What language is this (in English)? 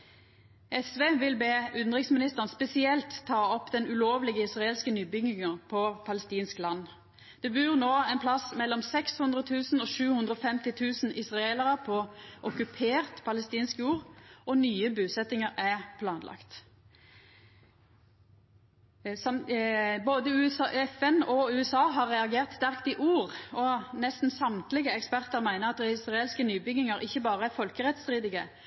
Norwegian Nynorsk